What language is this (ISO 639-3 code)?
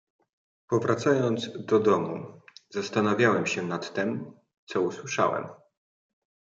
pol